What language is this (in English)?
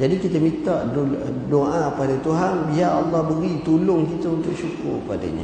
Malay